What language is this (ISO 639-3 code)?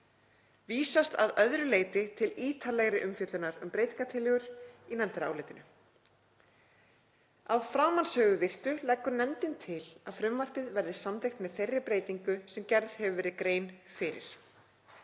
isl